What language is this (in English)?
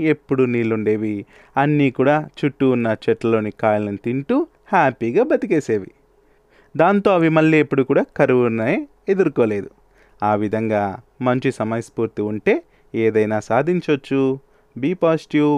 Telugu